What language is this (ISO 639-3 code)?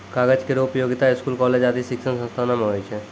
mai